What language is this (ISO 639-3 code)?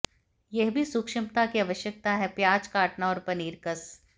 hin